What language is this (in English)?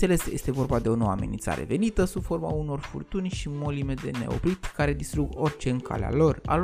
Romanian